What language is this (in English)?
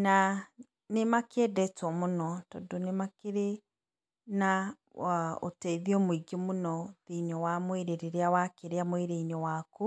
Kikuyu